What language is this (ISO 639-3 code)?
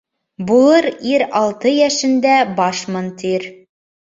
bak